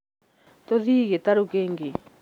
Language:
Kikuyu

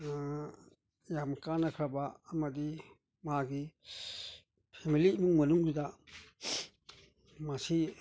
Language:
Manipuri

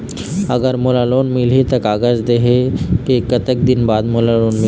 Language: Chhattisgarhi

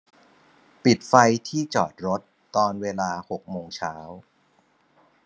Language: Thai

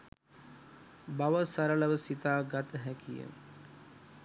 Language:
Sinhala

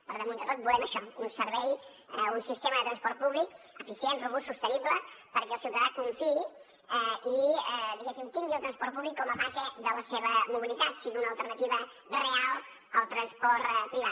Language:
Catalan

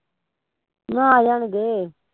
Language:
Punjabi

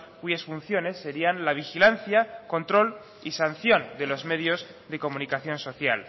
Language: Spanish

